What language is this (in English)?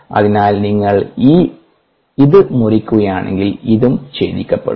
Malayalam